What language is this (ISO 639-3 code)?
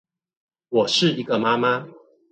zho